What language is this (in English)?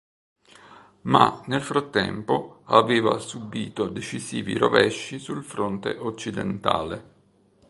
Italian